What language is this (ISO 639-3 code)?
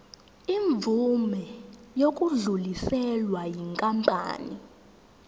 zul